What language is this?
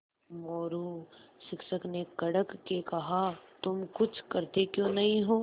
Hindi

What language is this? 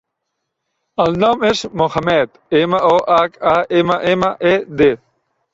Catalan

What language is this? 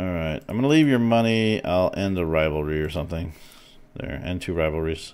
English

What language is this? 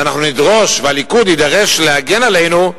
Hebrew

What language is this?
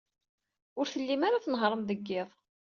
Kabyle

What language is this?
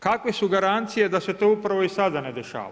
Croatian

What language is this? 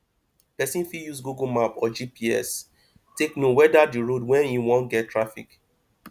Nigerian Pidgin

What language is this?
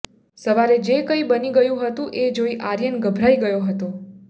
Gujarati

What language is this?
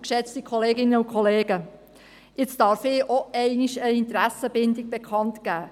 Swiss German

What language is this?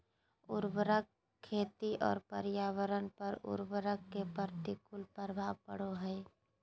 Magahi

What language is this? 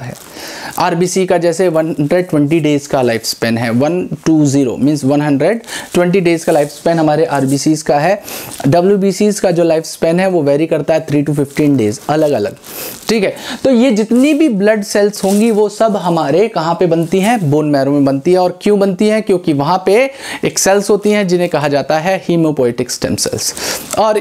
Hindi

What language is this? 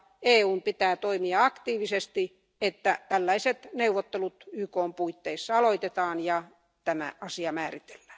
Finnish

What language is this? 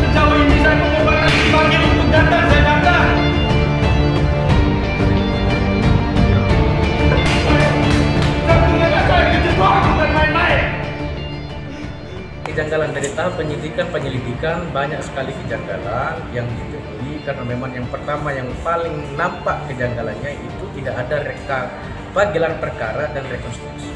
Indonesian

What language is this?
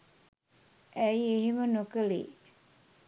Sinhala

